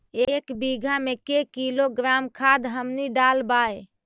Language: Magahi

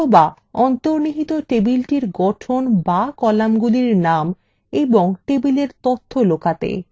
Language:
Bangla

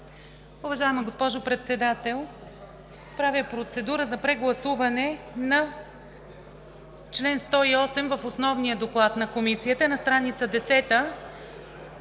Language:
Bulgarian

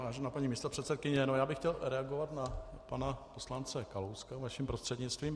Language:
Czech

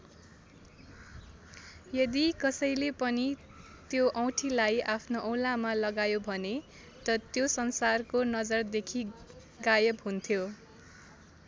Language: Nepali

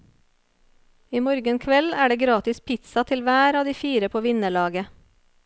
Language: Norwegian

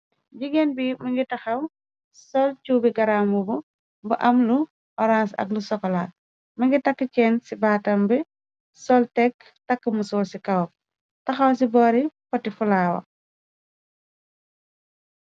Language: Wolof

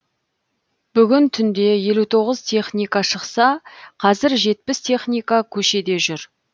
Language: Kazakh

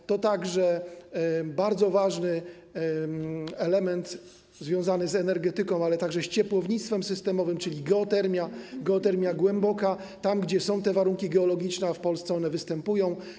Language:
Polish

